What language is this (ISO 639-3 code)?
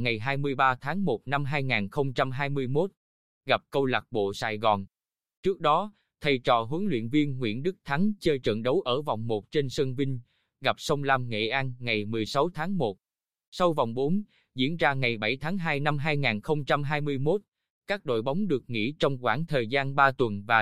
vie